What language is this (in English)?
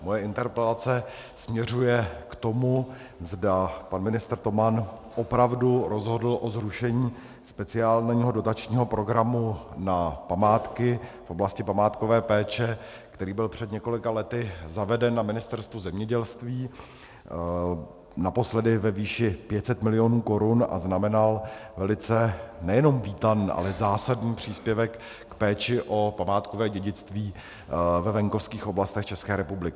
Czech